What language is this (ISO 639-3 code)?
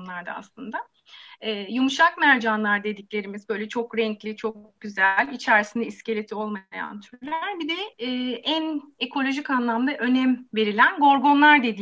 tur